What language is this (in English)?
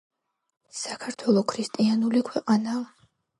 Georgian